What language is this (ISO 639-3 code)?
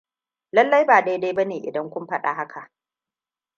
hau